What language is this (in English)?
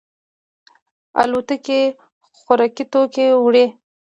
Pashto